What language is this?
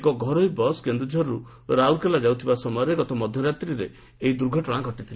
Odia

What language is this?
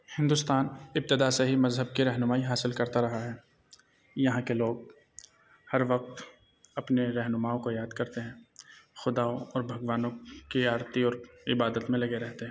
Urdu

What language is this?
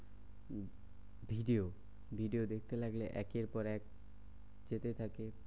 Bangla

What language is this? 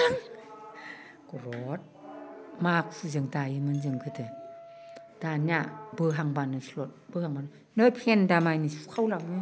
Bodo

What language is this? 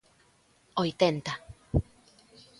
Galician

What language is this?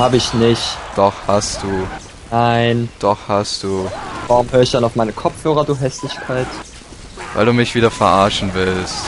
German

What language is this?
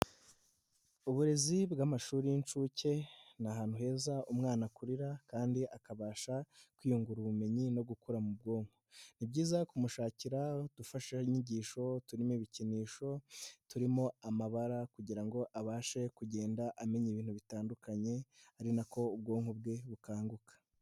Kinyarwanda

